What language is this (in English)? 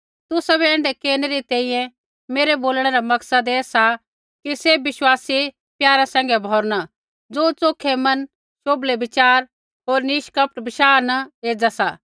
Kullu Pahari